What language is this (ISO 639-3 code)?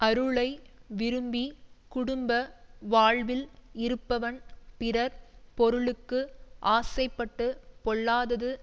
tam